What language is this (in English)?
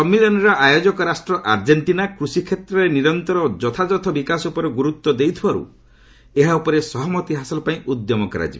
Odia